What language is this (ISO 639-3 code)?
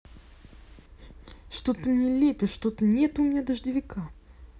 rus